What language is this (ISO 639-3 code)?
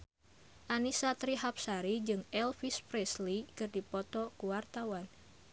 sun